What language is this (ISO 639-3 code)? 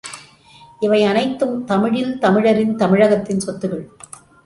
tam